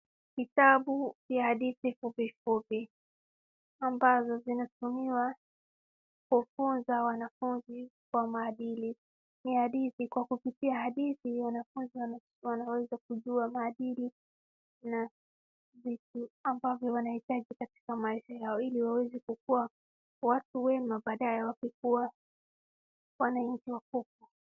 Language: Swahili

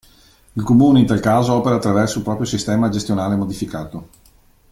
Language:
Italian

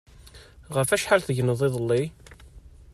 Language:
Kabyle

